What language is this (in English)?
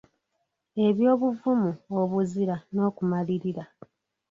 Ganda